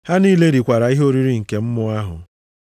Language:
Igbo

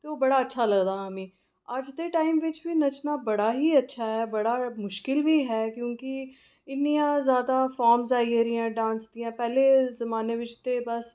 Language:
Dogri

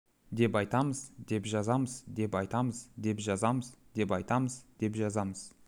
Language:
Kazakh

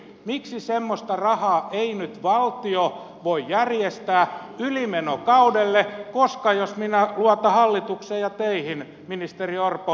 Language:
Finnish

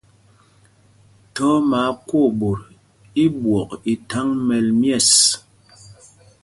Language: Mpumpong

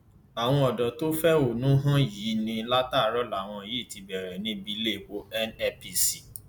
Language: Yoruba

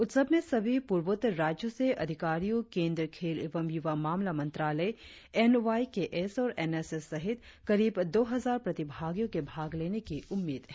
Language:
Hindi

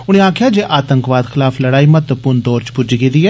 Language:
Dogri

